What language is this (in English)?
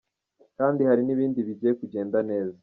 Kinyarwanda